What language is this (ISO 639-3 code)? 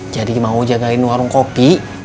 ind